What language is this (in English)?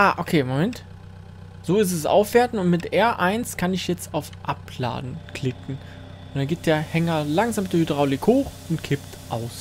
German